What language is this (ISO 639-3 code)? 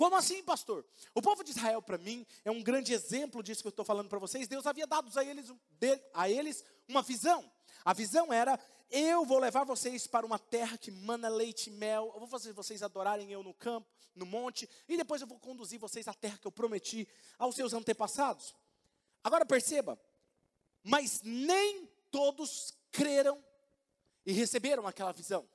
por